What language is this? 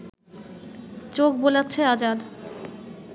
Bangla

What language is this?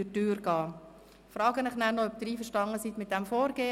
Swiss German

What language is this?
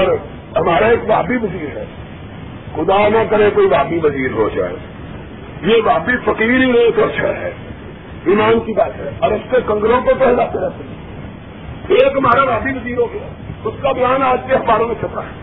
Urdu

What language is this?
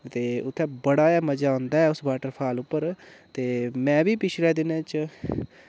Dogri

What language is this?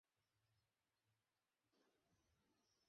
Bangla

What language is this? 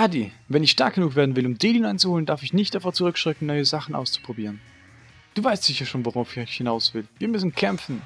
German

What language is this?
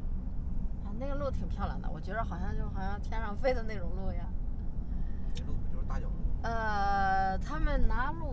Chinese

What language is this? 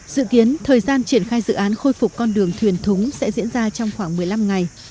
Vietnamese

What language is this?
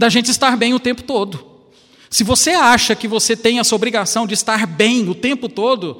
Portuguese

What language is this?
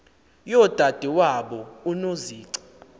Xhosa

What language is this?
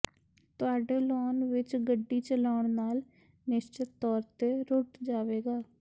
Punjabi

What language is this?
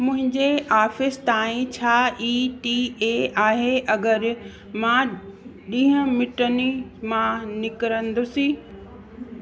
Sindhi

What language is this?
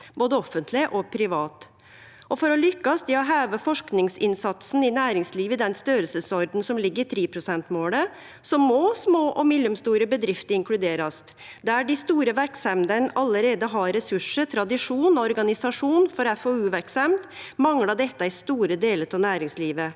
Norwegian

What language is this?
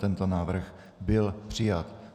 Czech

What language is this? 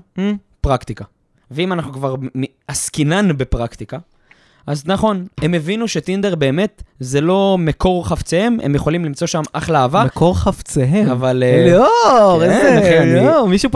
Hebrew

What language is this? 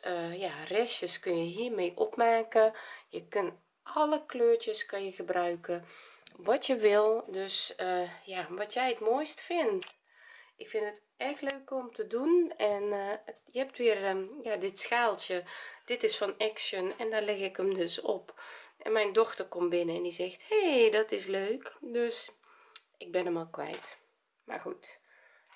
Dutch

